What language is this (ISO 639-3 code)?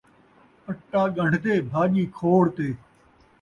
skr